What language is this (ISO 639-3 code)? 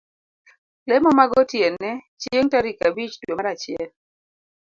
luo